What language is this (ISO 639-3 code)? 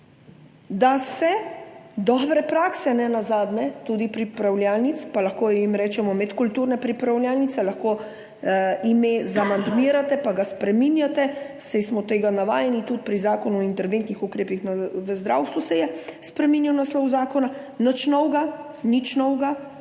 slv